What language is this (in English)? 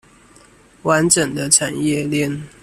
Chinese